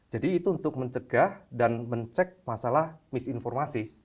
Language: Indonesian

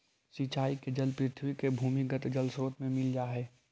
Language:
Magahi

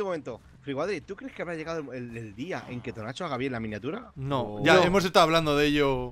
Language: Spanish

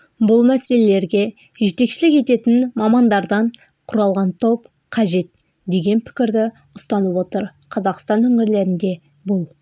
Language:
Kazakh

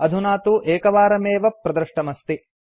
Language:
Sanskrit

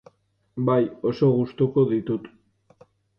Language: Basque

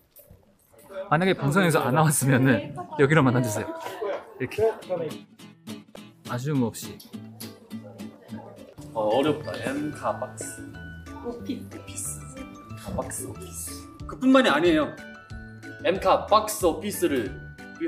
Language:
Korean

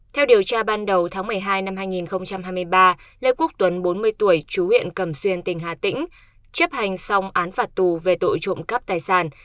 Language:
Vietnamese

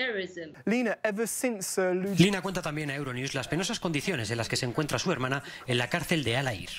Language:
Spanish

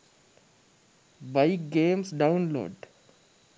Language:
Sinhala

